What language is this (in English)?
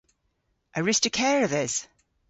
Cornish